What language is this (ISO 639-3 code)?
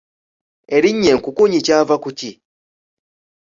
lug